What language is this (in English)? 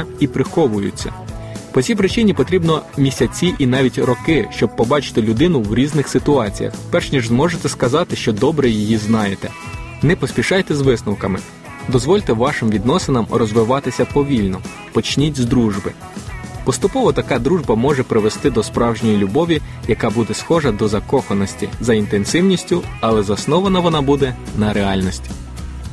Ukrainian